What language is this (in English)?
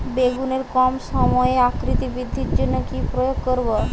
Bangla